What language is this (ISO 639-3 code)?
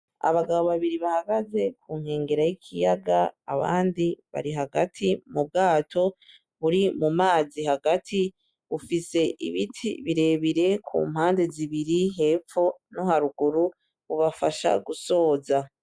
run